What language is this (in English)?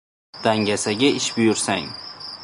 Uzbek